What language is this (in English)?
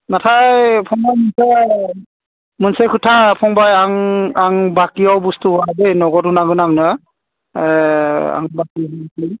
Bodo